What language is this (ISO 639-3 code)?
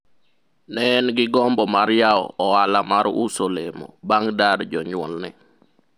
luo